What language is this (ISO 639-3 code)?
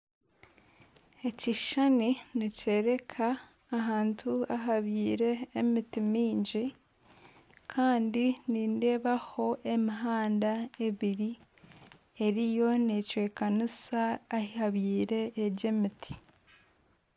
nyn